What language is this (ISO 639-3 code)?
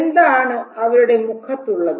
mal